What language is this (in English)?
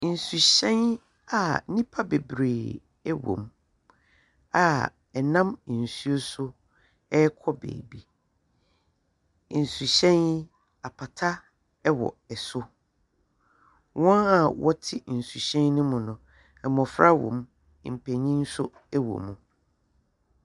Akan